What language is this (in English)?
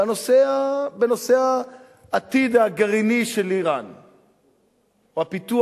Hebrew